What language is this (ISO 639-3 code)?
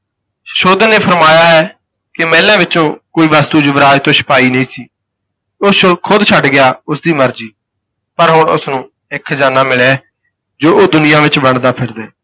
pan